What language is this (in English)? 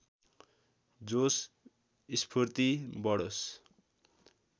Nepali